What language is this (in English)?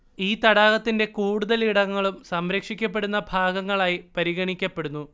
Malayalam